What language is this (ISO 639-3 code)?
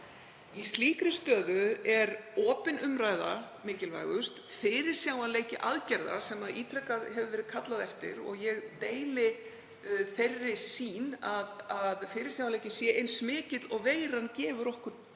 isl